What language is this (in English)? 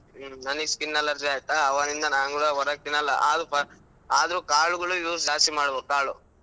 Kannada